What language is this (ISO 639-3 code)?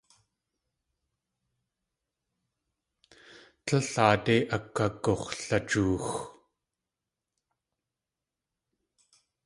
tli